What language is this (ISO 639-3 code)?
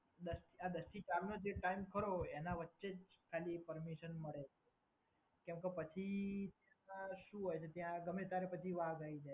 guj